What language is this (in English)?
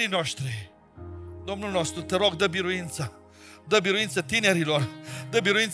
Romanian